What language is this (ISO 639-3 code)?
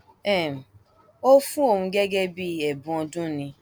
yor